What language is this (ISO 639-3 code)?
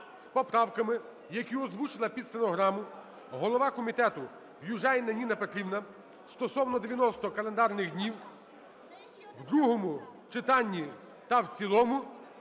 ukr